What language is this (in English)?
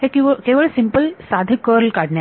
Marathi